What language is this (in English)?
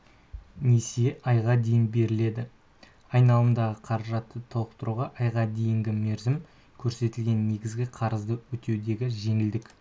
Kazakh